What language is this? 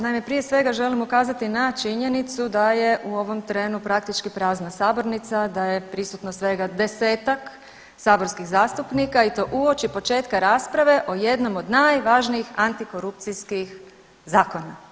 Croatian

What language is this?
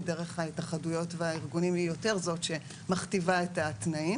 Hebrew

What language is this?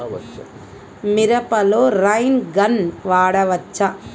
Telugu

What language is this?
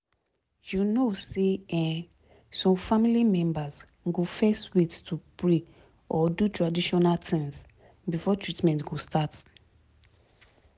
Nigerian Pidgin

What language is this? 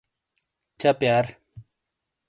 Shina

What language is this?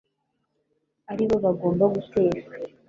Kinyarwanda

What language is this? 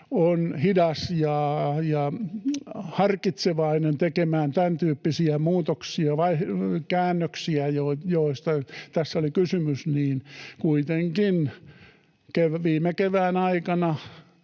Finnish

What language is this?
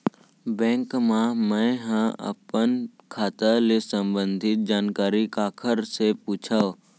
Chhattisgarhi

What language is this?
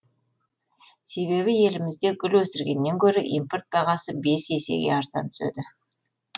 Kazakh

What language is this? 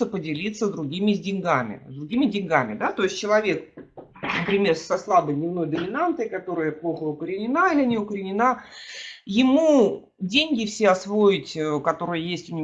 Russian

